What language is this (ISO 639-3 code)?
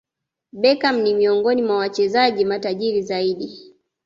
swa